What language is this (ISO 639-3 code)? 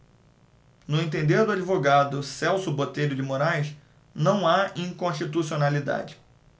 por